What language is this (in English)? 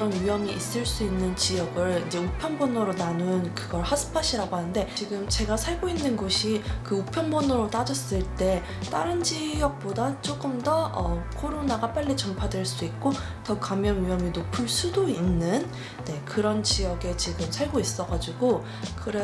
Korean